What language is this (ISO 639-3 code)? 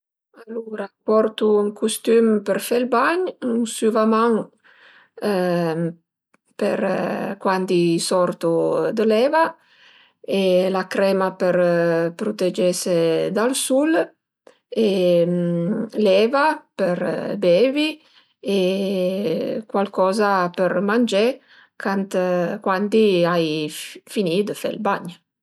pms